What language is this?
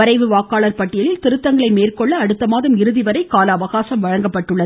Tamil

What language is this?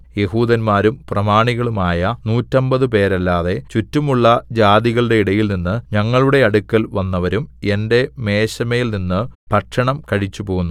Malayalam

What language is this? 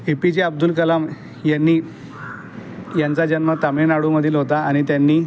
Marathi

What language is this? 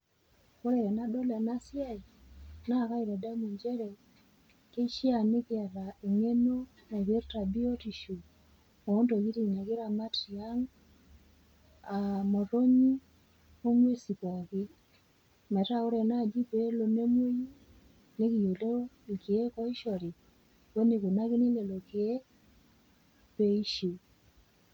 Masai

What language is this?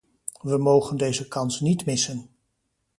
Dutch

